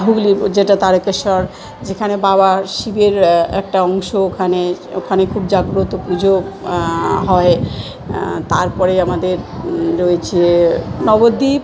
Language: Bangla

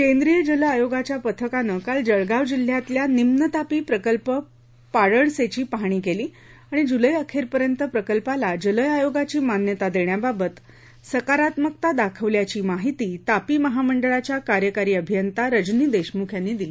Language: Marathi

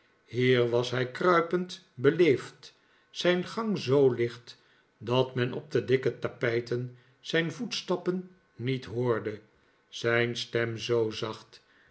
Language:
Dutch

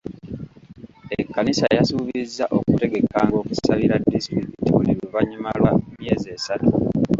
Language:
Ganda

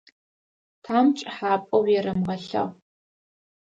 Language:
Adyghe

